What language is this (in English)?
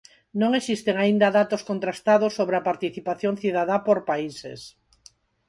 Galician